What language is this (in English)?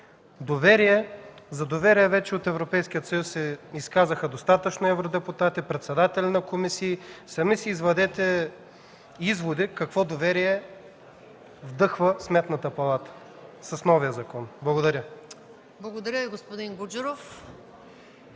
Bulgarian